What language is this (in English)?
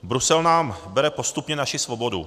Czech